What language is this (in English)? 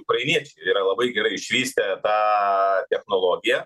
Lithuanian